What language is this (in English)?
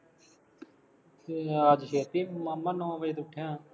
Punjabi